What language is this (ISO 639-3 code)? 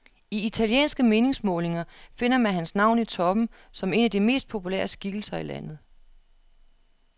dan